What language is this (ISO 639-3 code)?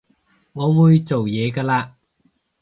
yue